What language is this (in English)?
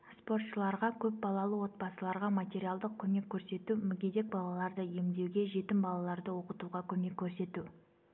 Kazakh